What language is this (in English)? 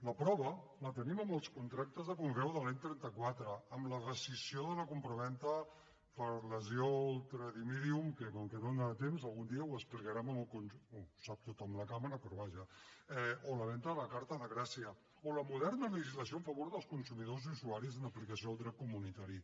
Catalan